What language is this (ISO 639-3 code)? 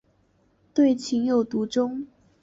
zho